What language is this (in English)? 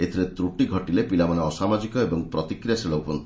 Odia